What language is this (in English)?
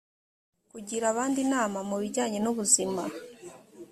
Kinyarwanda